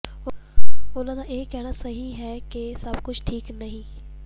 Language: Punjabi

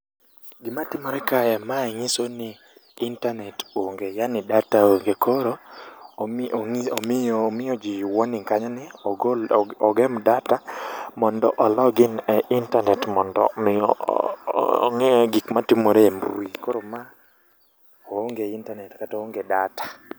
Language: Luo (Kenya and Tanzania)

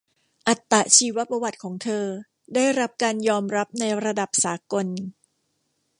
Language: Thai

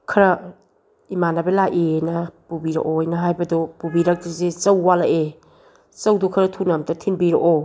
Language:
Manipuri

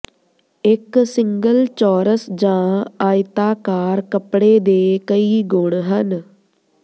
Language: Punjabi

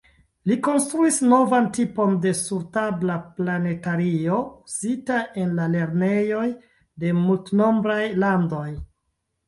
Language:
Esperanto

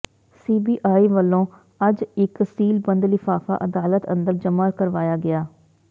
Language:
Punjabi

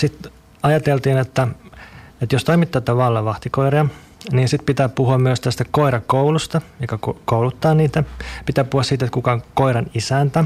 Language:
Finnish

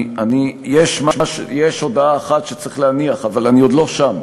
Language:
Hebrew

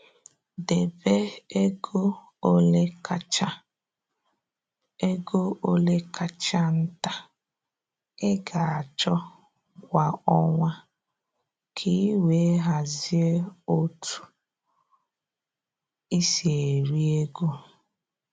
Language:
Igbo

